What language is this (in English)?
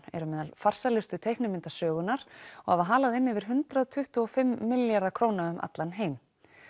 Icelandic